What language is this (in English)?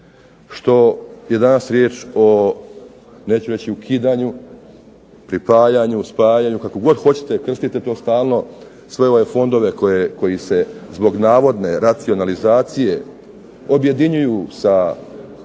Croatian